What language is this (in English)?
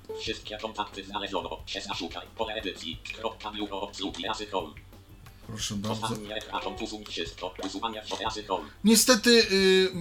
Polish